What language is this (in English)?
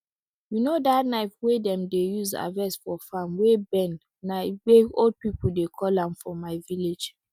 Nigerian Pidgin